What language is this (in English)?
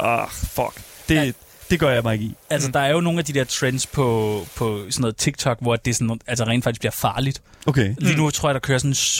Danish